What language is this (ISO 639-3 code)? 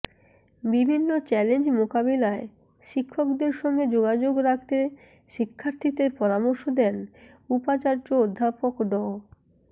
ben